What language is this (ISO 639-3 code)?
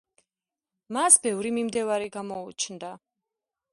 kat